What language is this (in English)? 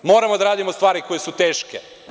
Serbian